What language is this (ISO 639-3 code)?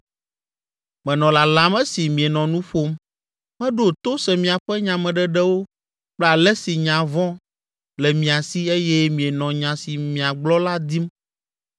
ewe